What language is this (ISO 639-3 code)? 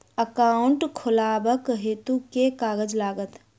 mai